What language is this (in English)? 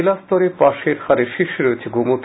Bangla